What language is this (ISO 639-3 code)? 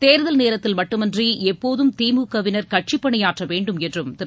tam